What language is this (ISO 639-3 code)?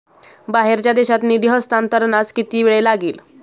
mar